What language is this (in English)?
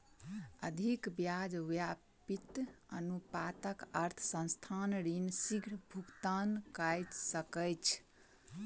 Maithili